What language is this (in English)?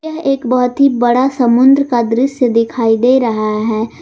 Hindi